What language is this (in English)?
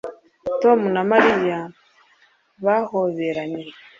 Kinyarwanda